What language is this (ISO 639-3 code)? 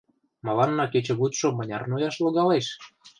chm